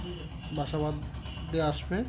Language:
Bangla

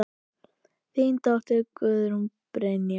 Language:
Icelandic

